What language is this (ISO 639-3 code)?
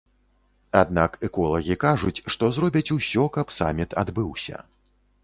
bel